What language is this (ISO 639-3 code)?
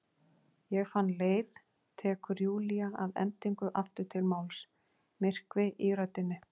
isl